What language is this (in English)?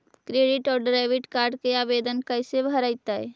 Magahi